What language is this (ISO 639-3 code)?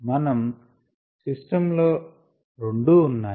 tel